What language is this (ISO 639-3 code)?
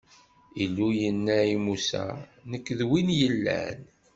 kab